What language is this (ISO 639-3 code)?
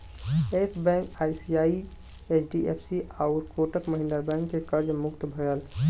bho